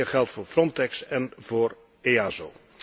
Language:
Dutch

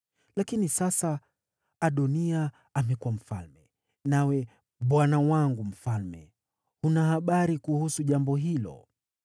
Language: Swahili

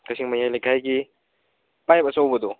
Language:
Manipuri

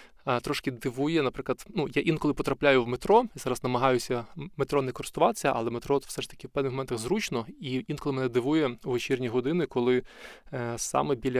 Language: Ukrainian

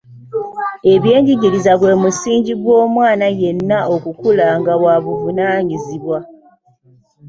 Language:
Ganda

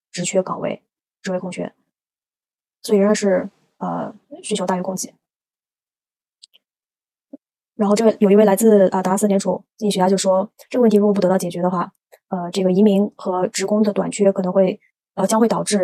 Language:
Chinese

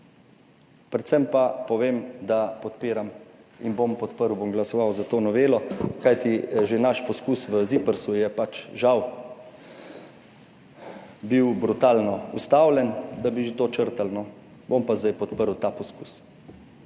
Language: Slovenian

